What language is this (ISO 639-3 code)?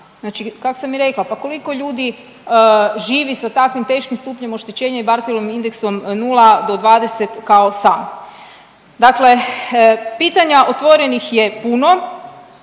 hrv